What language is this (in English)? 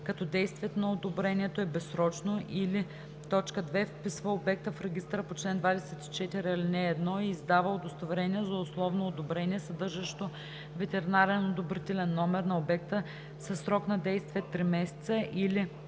Bulgarian